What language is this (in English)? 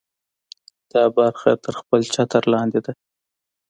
Pashto